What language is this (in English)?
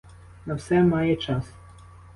Ukrainian